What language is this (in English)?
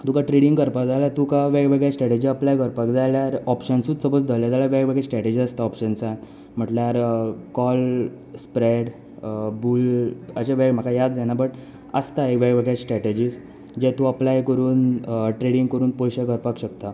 Konkani